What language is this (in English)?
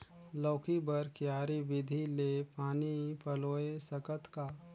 Chhattisgarhi